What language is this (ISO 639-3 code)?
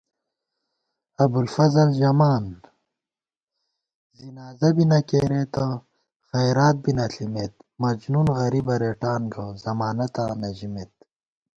gwt